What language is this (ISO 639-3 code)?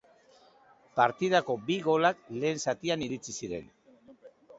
eus